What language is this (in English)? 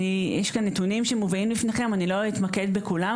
Hebrew